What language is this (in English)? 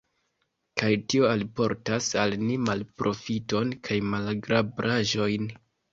Esperanto